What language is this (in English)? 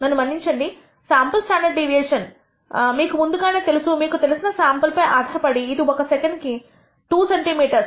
Telugu